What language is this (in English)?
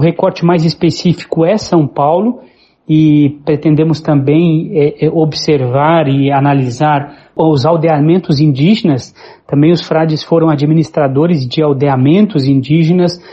Portuguese